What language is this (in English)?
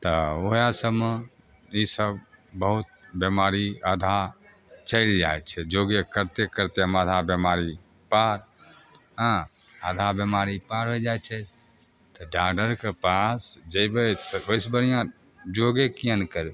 Maithili